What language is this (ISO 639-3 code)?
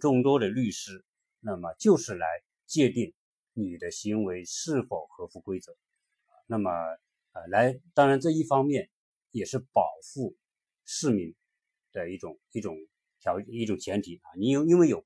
zho